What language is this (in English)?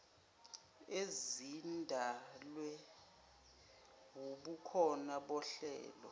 Zulu